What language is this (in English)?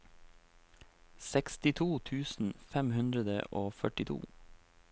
Norwegian